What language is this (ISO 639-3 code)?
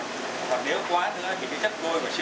vie